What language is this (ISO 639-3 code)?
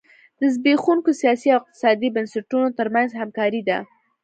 pus